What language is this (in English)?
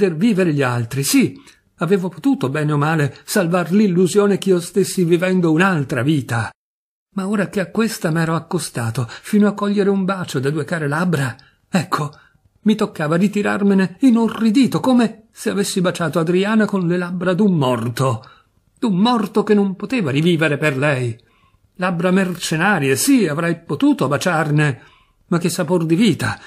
Italian